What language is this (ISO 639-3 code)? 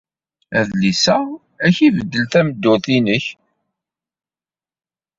kab